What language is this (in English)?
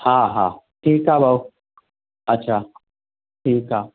Sindhi